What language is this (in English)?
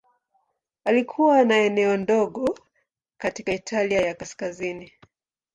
Swahili